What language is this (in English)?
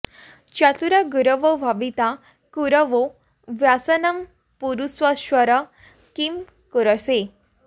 Sanskrit